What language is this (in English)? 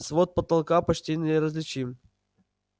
Russian